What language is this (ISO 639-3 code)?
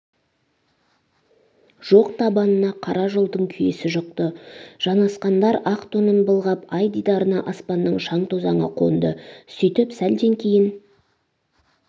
kaz